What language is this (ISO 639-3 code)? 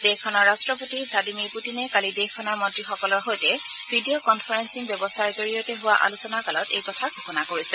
asm